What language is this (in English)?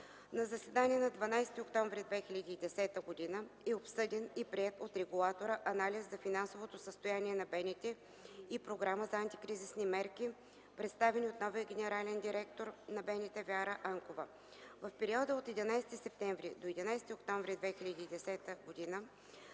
Bulgarian